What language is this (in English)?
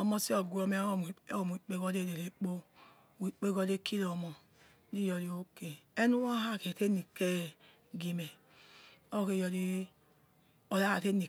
Yekhee